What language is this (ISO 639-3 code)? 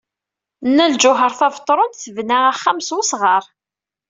kab